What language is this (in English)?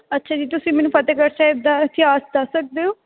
Punjabi